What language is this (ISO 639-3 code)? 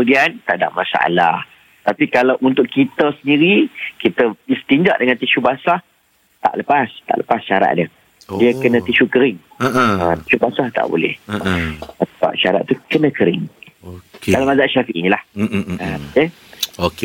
msa